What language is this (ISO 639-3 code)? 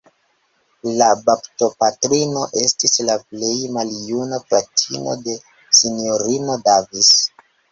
epo